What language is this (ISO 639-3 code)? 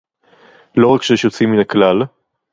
heb